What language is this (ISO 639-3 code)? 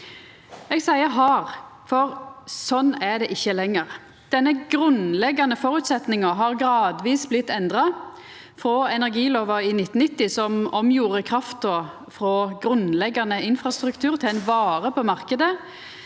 nor